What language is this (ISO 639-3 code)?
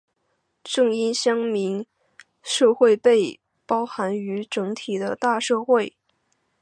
zho